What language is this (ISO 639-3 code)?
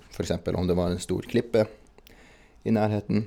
nor